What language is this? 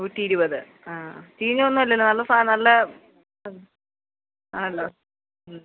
Malayalam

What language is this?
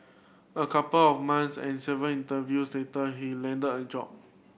English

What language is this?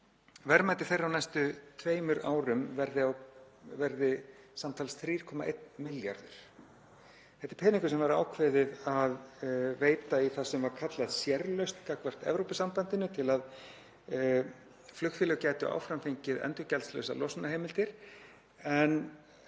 Icelandic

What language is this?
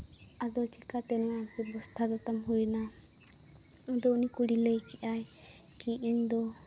Santali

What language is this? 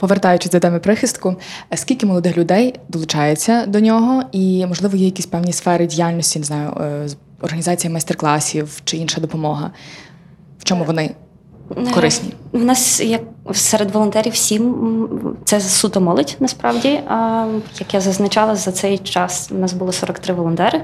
Ukrainian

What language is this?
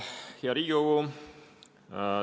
Estonian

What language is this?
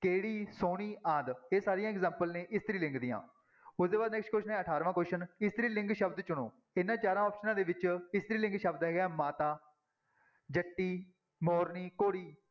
Punjabi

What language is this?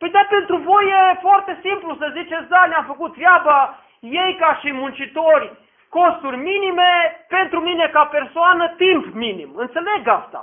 Romanian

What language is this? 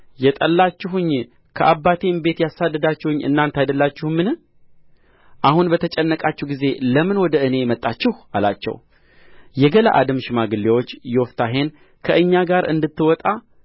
Amharic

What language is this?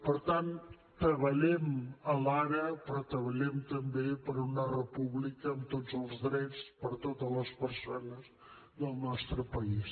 Catalan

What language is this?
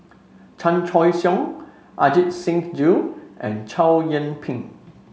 English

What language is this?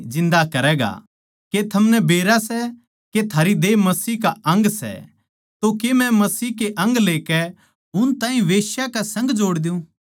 Haryanvi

